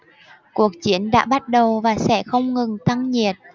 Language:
Vietnamese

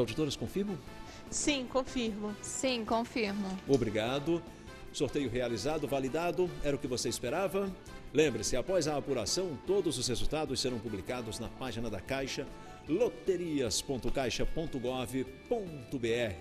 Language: Portuguese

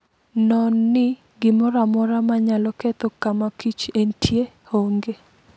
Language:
Luo (Kenya and Tanzania)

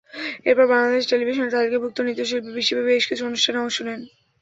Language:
Bangla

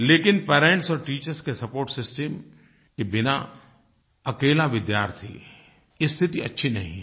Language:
Hindi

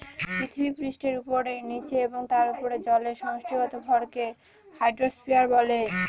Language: Bangla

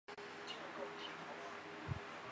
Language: Chinese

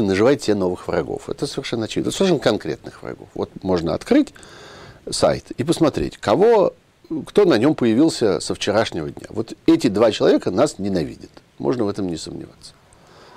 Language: Russian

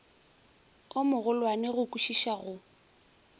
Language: Northern Sotho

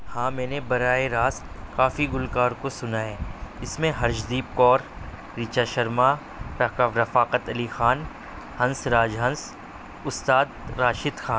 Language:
Urdu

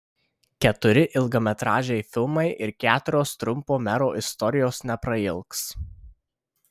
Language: Lithuanian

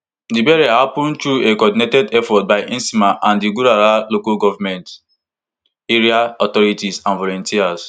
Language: Nigerian Pidgin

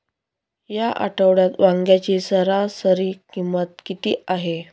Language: Marathi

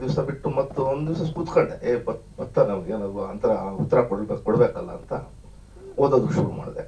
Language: Hindi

